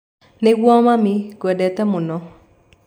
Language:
Kikuyu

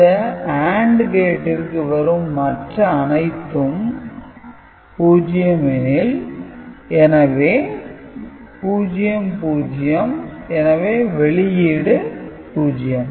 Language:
Tamil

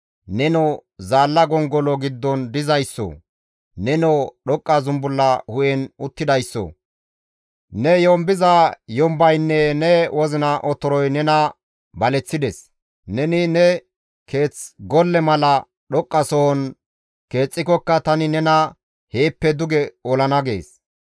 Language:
Gamo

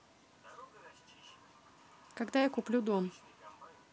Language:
Russian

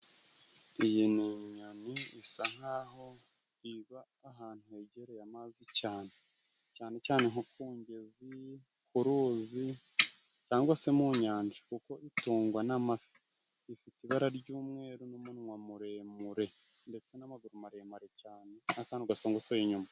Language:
Kinyarwanda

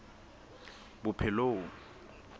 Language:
Southern Sotho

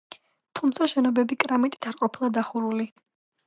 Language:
Georgian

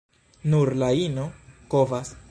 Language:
Esperanto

